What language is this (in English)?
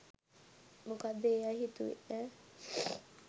Sinhala